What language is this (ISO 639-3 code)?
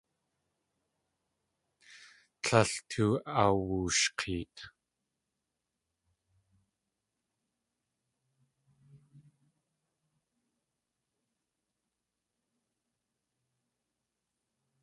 tli